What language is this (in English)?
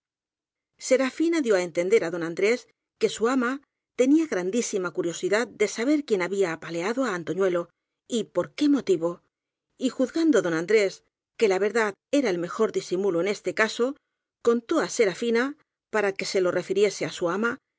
Spanish